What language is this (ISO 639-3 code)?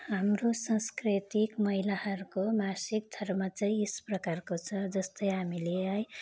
nep